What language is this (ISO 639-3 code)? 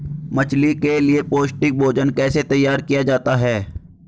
hin